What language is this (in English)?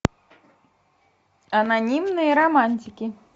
Russian